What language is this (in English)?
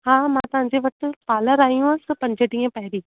Sindhi